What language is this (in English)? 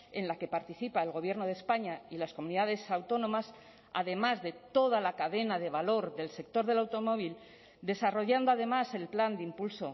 Spanish